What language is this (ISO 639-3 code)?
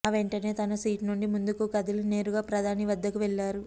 tel